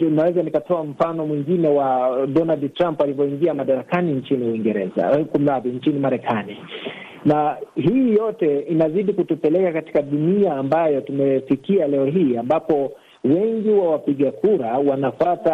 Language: Swahili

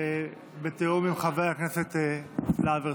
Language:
Hebrew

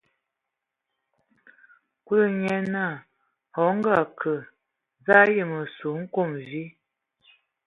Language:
Ewondo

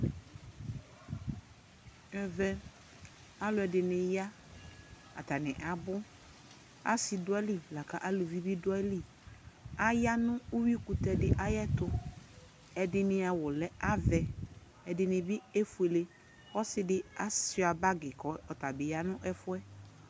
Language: Ikposo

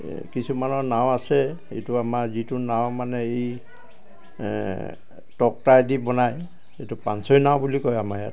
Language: Assamese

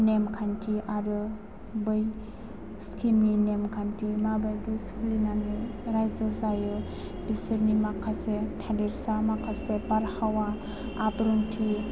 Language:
Bodo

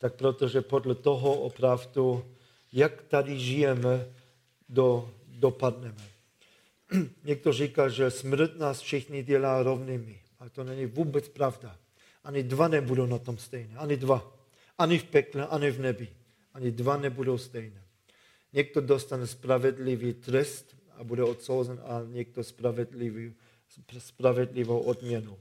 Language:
Czech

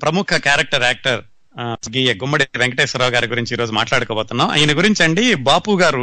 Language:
Telugu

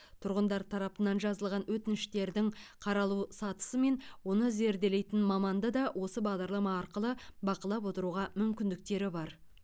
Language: Kazakh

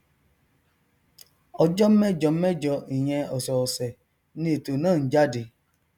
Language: Yoruba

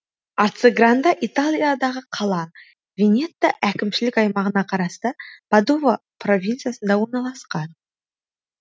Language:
Kazakh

